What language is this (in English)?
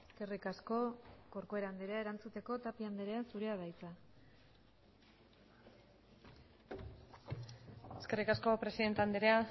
Basque